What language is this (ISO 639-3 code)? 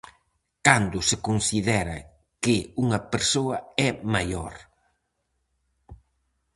glg